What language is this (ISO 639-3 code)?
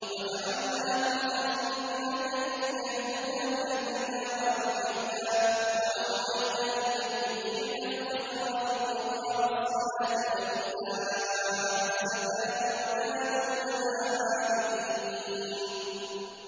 ara